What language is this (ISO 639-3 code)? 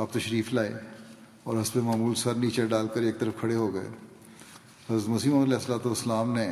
urd